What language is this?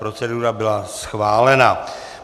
Czech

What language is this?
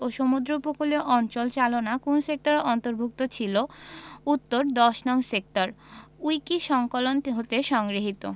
Bangla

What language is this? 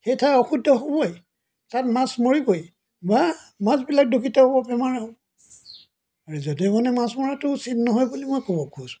Assamese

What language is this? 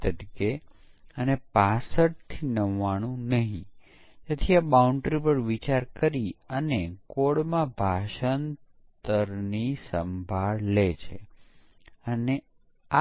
Gujarati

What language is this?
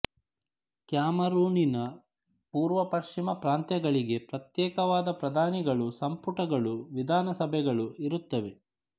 Kannada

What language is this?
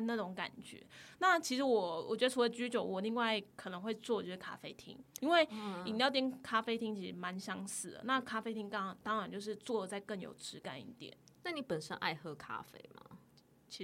Chinese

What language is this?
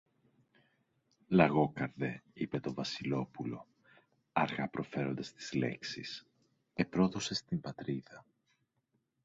Greek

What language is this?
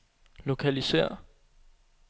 Danish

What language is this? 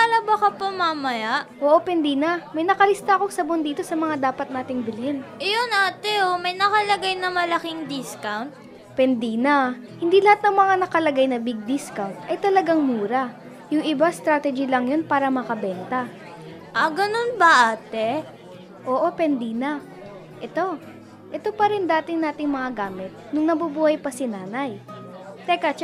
Filipino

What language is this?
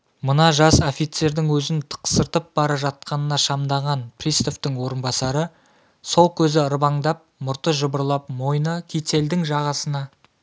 Kazakh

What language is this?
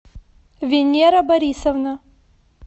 Russian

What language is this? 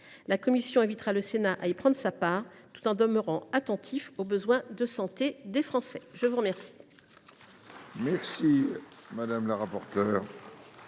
French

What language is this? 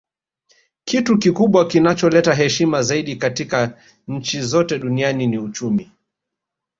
Swahili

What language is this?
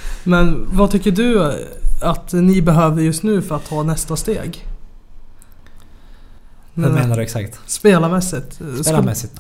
Swedish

